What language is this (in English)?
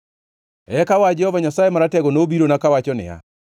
Luo (Kenya and Tanzania)